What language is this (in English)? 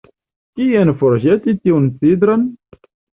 Esperanto